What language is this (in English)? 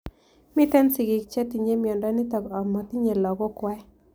Kalenjin